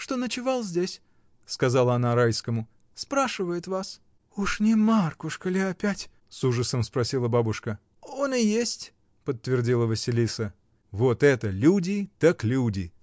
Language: Russian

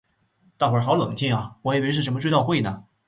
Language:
Chinese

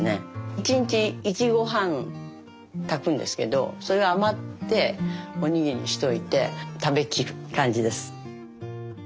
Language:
Japanese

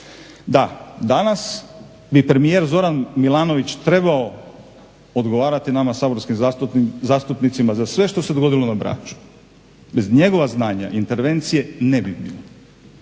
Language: Croatian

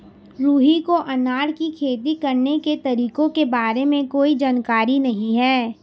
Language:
Hindi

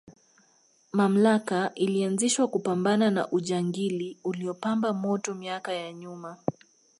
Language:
Swahili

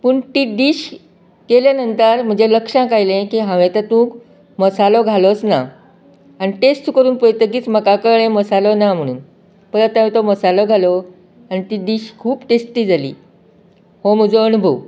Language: Konkani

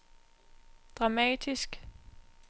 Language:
Danish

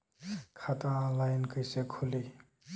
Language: Bhojpuri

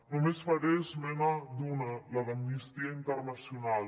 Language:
Catalan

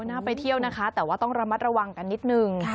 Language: Thai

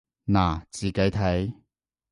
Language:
Cantonese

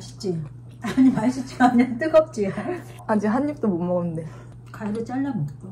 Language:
Korean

